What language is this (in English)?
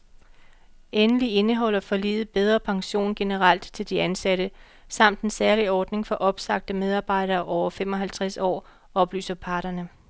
Danish